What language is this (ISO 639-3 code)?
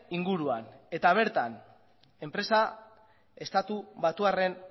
eus